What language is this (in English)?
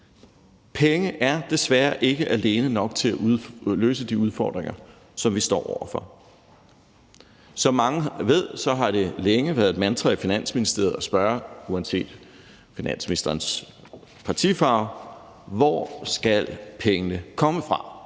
Danish